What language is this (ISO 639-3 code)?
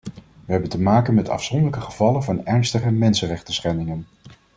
nld